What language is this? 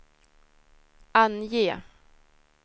Swedish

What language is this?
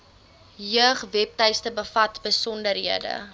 Afrikaans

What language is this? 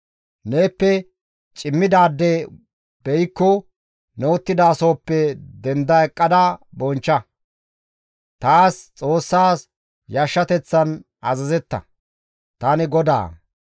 Gamo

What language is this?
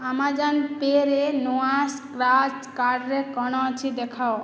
Odia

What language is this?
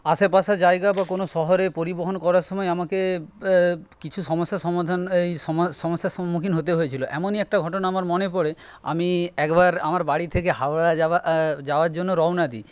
Bangla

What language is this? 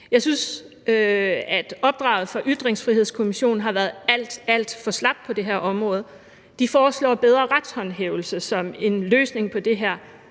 Danish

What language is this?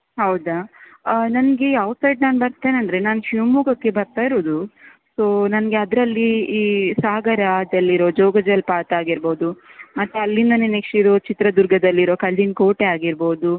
Kannada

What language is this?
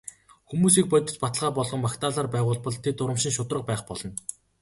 Mongolian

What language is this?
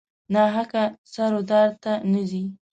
Pashto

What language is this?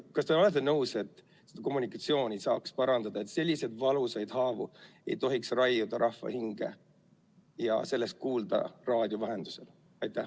Estonian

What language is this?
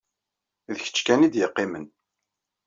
Kabyle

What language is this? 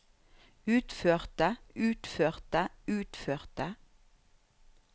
Norwegian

